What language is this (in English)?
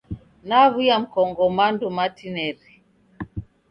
Taita